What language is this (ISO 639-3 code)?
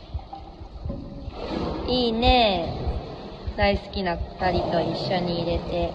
jpn